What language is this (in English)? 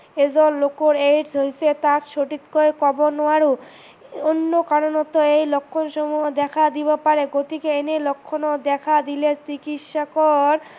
Assamese